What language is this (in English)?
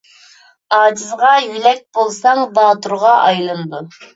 Uyghur